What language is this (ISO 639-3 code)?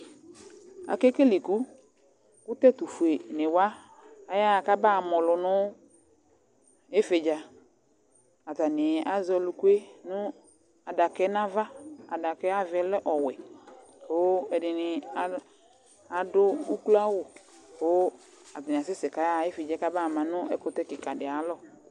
kpo